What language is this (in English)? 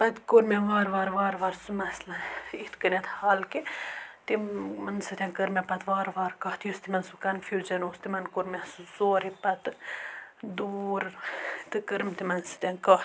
Kashmiri